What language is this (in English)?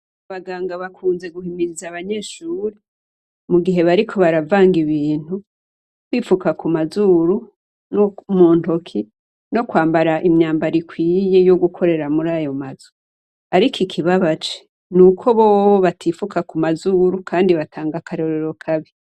Rundi